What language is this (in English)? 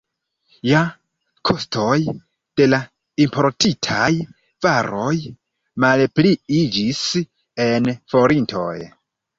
Esperanto